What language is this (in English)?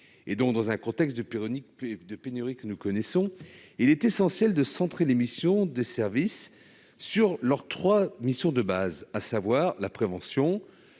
French